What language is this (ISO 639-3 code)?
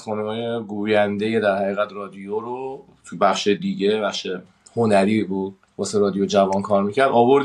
fas